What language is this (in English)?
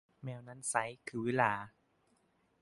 Thai